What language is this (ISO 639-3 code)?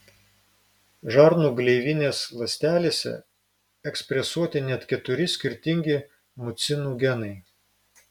lit